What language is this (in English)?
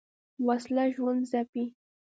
Pashto